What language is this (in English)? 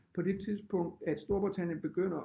Danish